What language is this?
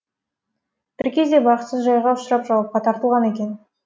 Kazakh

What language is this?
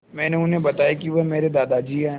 Hindi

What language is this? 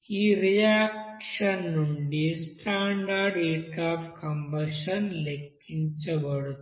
Telugu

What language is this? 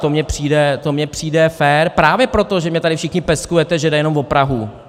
Czech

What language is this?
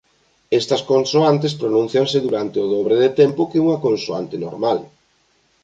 Galician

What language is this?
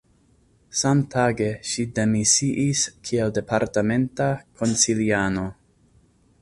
Esperanto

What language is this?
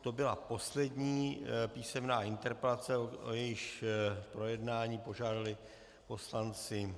Czech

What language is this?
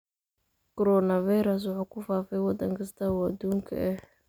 Somali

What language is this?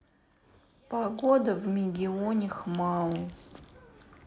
Russian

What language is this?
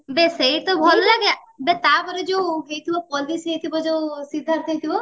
Odia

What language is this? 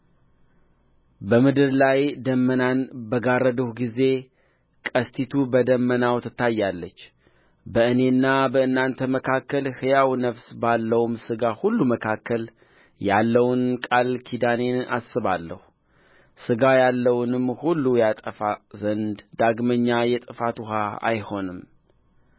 Amharic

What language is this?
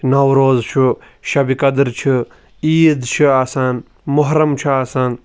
Kashmiri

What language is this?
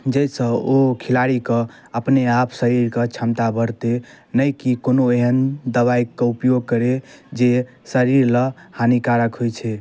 Maithili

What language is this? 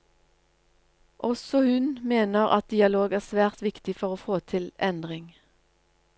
Norwegian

